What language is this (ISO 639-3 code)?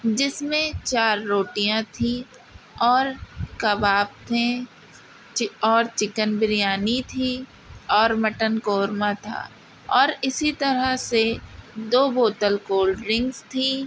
urd